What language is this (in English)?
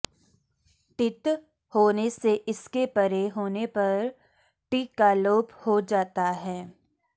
Sanskrit